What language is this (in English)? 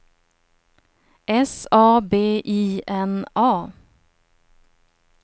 Swedish